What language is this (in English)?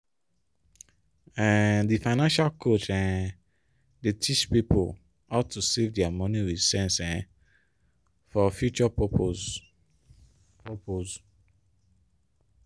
Nigerian Pidgin